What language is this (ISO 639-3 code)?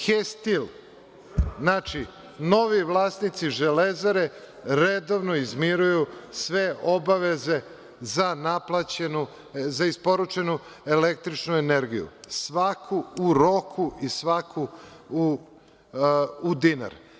srp